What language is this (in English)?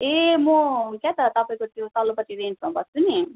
Nepali